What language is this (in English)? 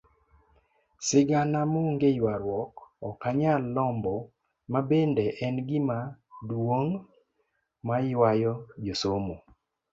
Luo (Kenya and Tanzania)